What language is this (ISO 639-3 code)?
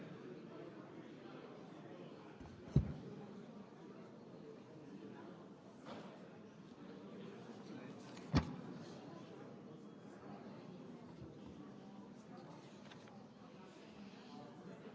bul